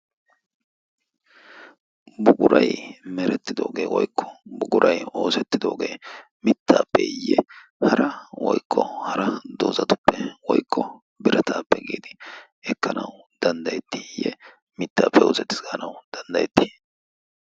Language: Wolaytta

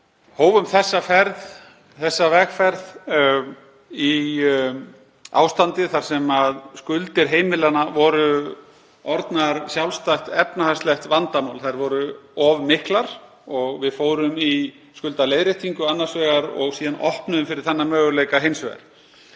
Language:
Icelandic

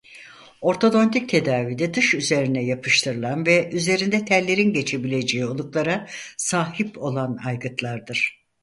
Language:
Turkish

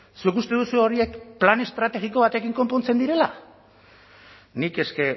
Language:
Basque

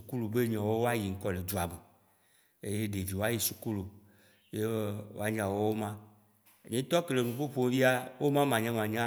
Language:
Waci Gbe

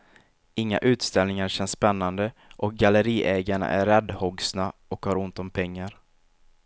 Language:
Swedish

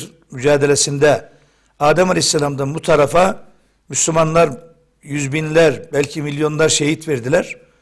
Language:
Turkish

